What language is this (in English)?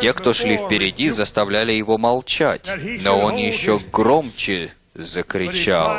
Russian